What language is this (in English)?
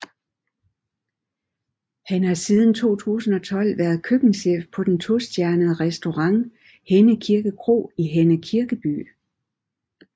Danish